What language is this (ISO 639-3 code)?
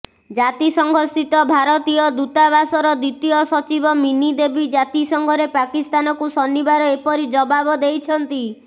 ori